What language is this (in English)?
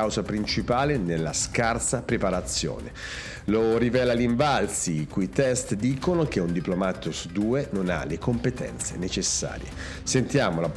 Italian